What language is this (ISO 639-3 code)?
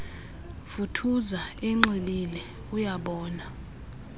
xho